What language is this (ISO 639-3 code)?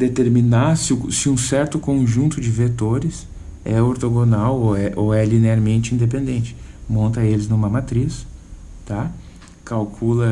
por